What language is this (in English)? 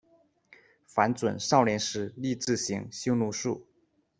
Chinese